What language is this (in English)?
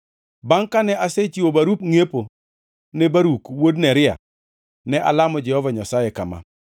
Luo (Kenya and Tanzania)